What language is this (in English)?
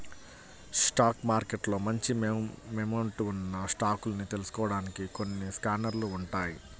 Telugu